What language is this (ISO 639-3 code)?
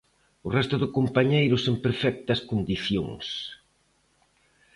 glg